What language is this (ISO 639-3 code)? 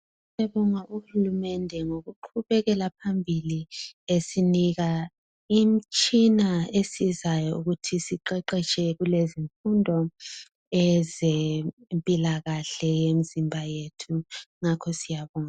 nde